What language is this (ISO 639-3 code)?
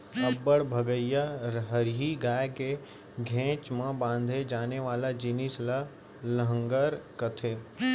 hne